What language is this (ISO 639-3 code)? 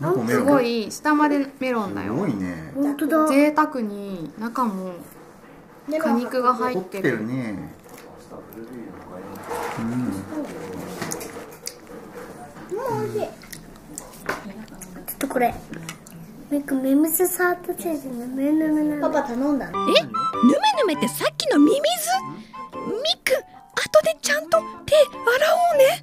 jpn